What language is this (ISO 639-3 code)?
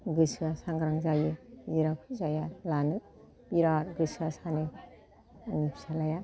brx